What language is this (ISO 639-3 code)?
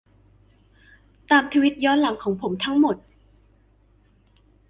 tha